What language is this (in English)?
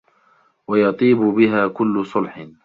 Arabic